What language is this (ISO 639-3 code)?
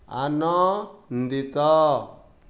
ori